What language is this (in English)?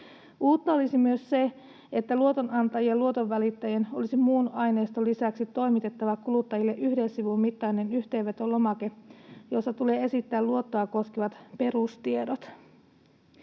Finnish